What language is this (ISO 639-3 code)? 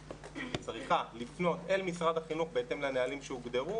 heb